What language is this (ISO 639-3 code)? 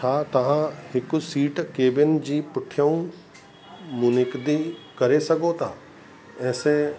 snd